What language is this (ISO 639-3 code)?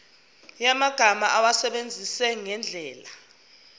zul